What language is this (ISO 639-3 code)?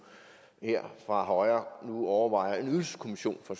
dan